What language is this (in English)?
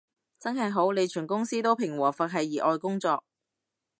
Cantonese